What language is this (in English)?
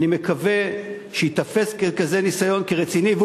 Hebrew